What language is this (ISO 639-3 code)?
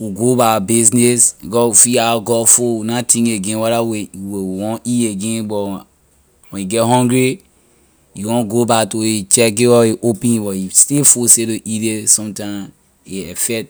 lir